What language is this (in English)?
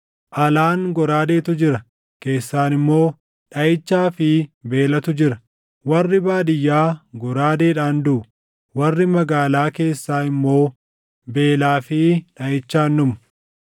Oromo